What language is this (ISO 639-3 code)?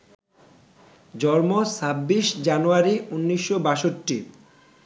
ben